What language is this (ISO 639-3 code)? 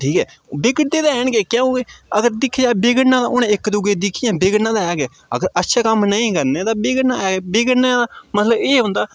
doi